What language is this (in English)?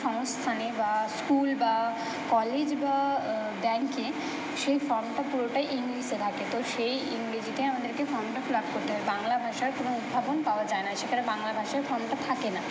Bangla